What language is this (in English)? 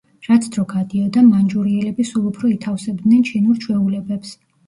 Georgian